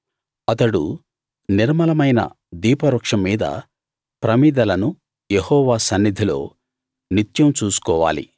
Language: Telugu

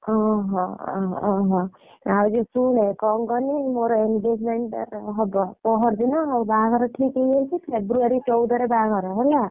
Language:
Odia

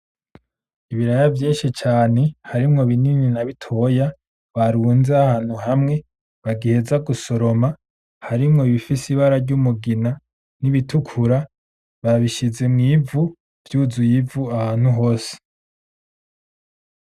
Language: Rundi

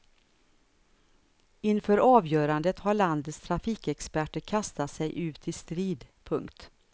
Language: Swedish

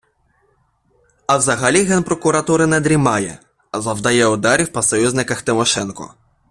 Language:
Ukrainian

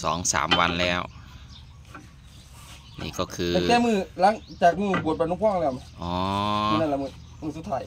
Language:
Thai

